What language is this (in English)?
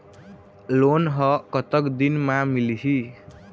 Chhattisgarhi